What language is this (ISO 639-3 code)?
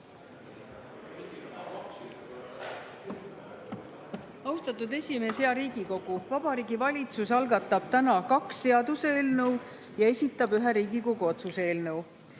est